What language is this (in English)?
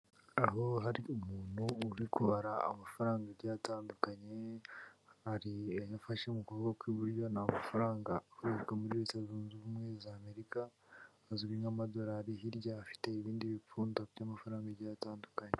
Kinyarwanda